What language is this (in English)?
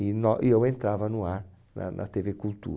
Portuguese